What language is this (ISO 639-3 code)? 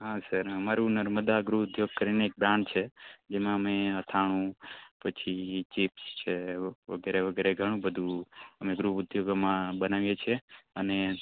guj